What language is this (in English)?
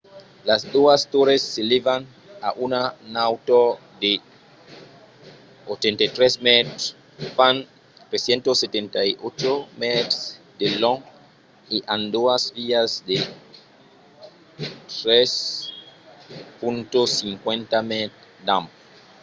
Occitan